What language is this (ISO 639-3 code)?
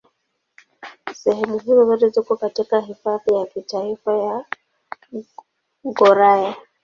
swa